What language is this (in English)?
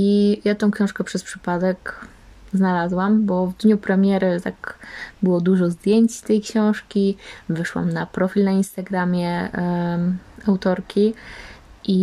Polish